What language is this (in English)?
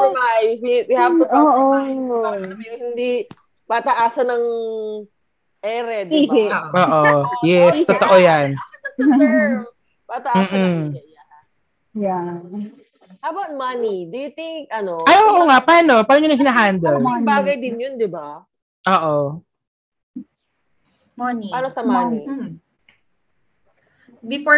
Filipino